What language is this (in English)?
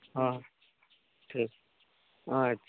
Santali